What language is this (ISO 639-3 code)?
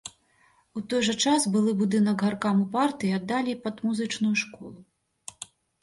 bel